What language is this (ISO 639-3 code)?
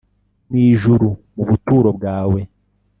kin